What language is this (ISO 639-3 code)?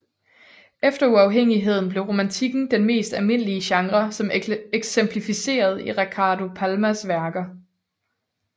dan